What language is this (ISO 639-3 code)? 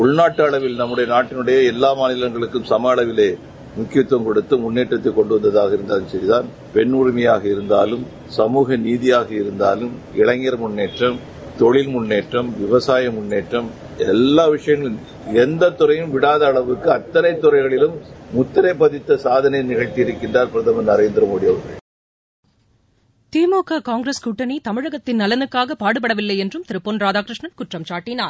tam